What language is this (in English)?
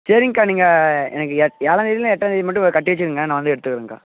Tamil